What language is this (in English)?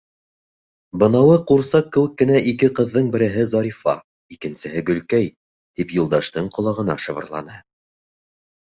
Bashkir